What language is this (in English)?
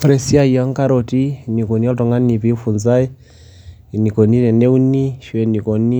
Masai